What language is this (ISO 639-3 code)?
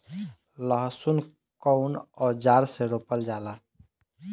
bho